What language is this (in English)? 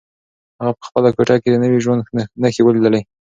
Pashto